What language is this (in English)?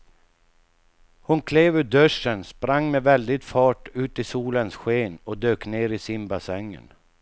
Swedish